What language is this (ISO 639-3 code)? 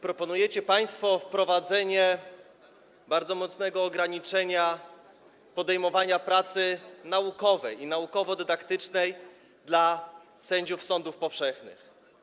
pol